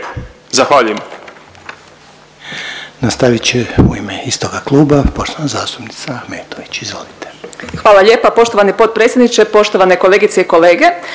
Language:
Croatian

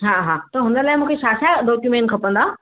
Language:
Sindhi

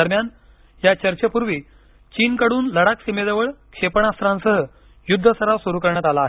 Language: Marathi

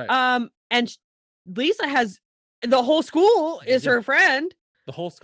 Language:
English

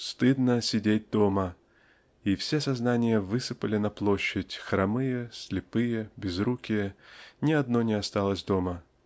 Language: Russian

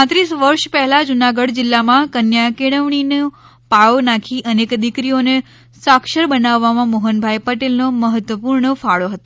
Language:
Gujarati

